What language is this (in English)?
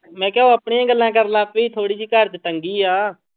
Punjabi